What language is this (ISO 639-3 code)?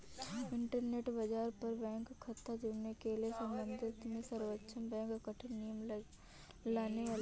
hin